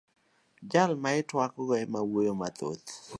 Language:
Luo (Kenya and Tanzania)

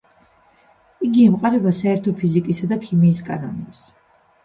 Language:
Georgian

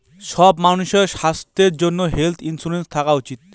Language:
Bangla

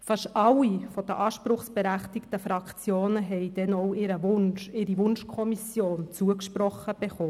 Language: Swiss German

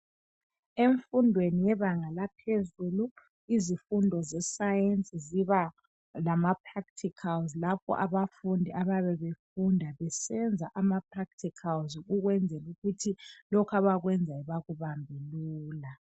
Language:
North Ndebele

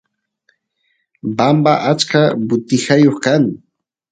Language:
Santiago del Estero Quichua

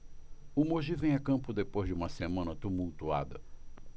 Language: Portuguese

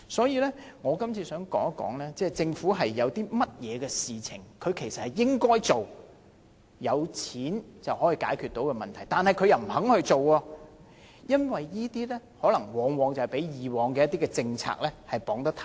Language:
Cantonese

